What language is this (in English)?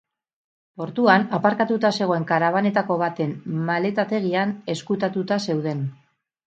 Basque